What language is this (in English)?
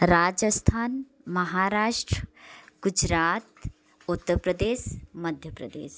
Hindi